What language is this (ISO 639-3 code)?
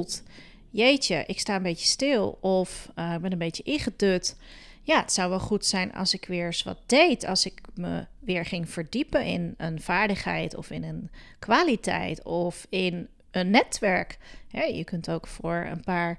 nld